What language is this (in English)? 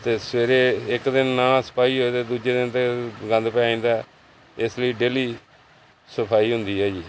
Punjabi